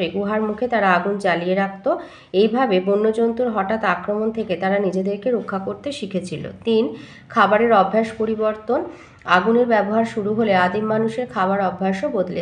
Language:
Hindi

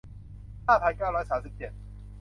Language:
Thai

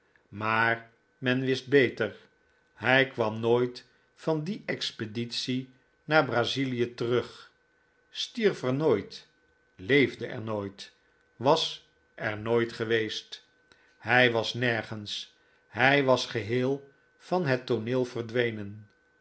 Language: Dutch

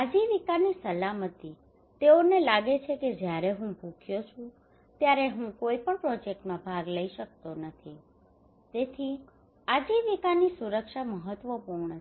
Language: Gujarati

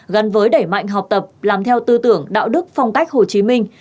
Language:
Vietnamese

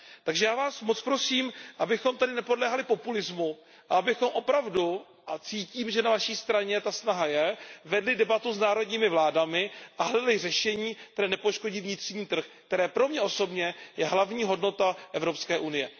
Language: Czech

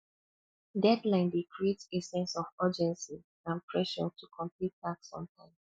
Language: Nigerian Pidgin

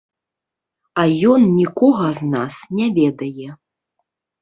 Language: Belarusian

